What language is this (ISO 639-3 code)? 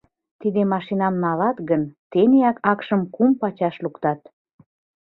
chm